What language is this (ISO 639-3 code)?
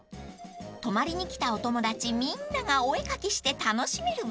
jpn